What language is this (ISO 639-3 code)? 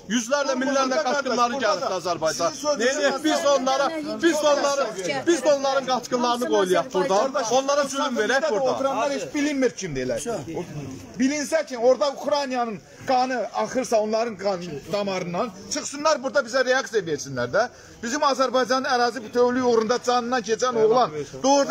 tur